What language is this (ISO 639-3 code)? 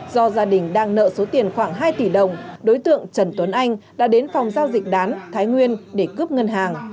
vie